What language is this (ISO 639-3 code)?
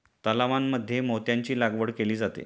mar